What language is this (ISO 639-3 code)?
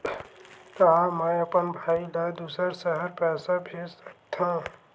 hne